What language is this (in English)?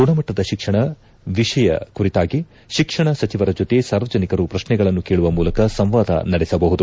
Kannada